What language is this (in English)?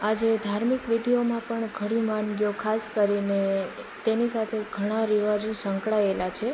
Gujarati